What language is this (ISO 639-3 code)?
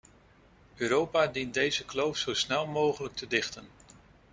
nld